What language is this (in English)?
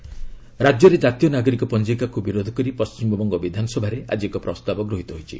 Odia